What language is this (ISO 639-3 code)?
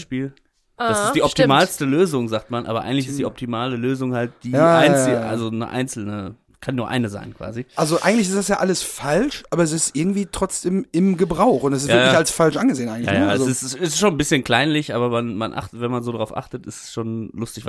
deu